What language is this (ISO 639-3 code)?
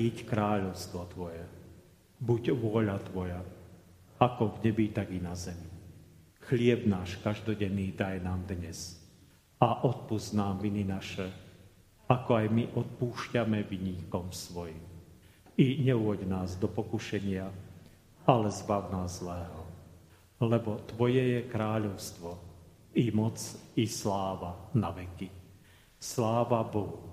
slk